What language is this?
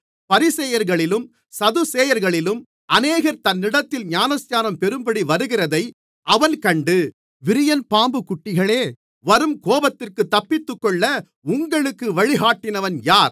Tamil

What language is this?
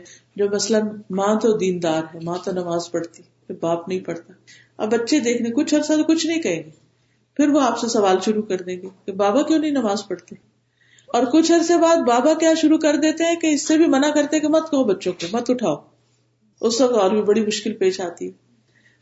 Urdu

